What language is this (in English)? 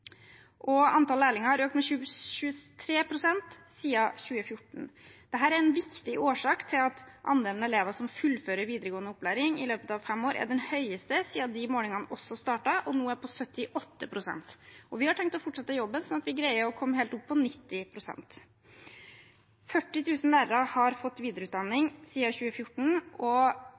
Norwegian Bokmål